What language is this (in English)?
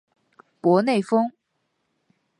Chinese